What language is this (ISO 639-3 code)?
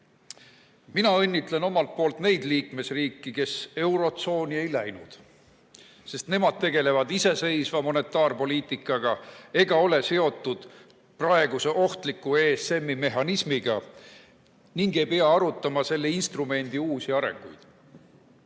est